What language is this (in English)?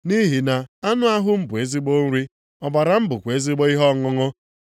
Igbo